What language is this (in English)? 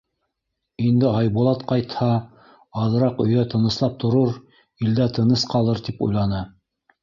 Bashkir